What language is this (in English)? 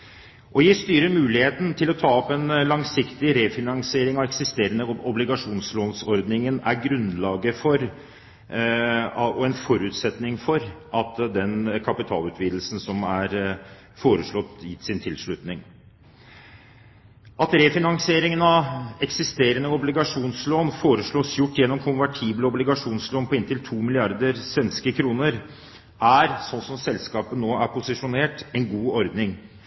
Norwegian Bokmål